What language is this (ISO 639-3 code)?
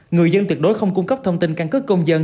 vie